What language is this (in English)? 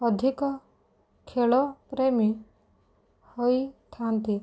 Odia